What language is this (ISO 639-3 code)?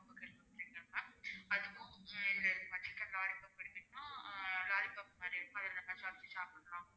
tam